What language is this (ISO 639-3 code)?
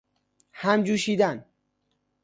fas